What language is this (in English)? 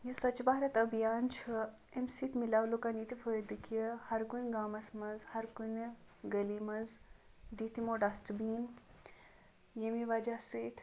Kashmiri